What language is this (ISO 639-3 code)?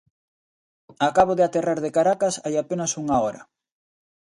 glg